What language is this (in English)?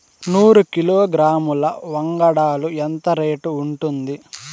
Telugu